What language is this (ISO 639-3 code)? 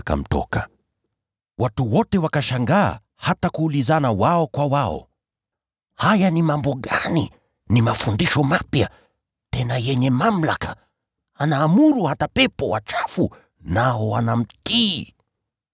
swa